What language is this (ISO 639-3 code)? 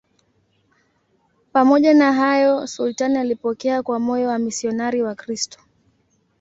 swa